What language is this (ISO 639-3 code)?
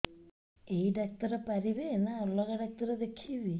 ori